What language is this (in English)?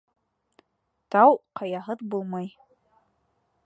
Bashkir